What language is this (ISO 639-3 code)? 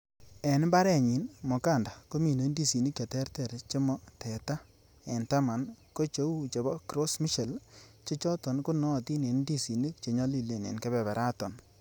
kln